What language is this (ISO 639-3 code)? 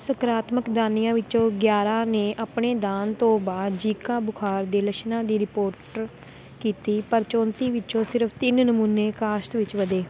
pan